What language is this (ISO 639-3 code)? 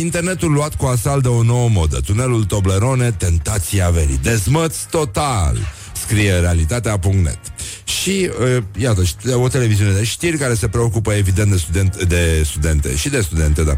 ron